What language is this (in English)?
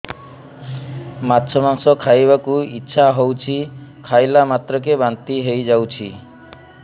Odia